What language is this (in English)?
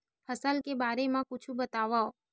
Chhattisgarhi